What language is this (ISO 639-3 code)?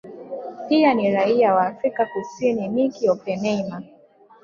swa